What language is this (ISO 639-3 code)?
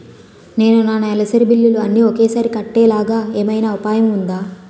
tel